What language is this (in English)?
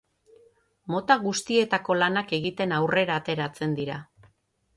Basque